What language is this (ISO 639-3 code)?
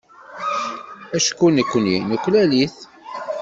kab